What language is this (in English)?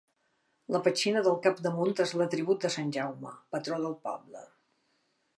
Catalan